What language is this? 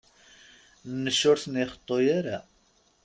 Kabyle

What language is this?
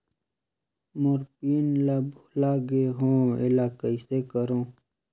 Chhattisgarhi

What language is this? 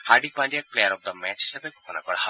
Assamese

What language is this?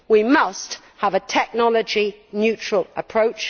English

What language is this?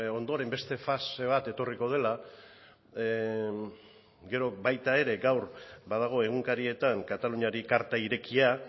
Basque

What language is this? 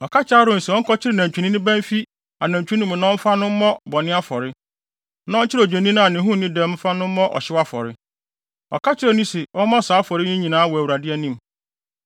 Akan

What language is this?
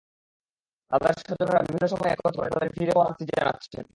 Bangla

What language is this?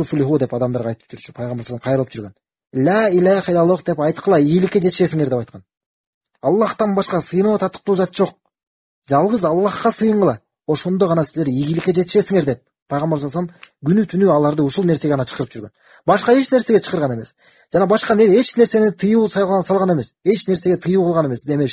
Turkish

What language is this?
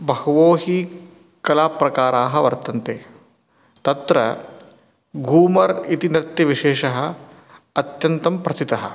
Sanskrit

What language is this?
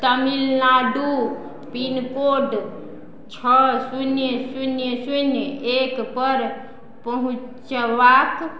Maithili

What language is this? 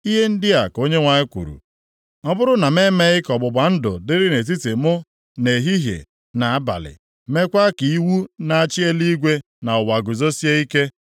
Igbo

